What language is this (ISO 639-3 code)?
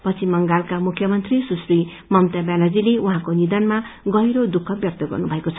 nep